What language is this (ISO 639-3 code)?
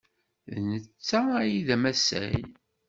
kab